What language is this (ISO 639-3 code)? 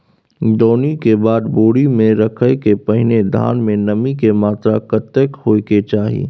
mai